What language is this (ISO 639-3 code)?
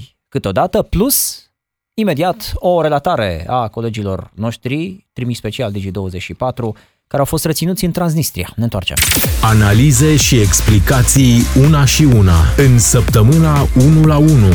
ron